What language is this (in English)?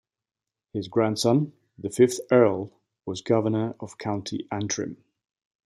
English